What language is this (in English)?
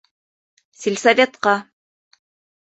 Bashkir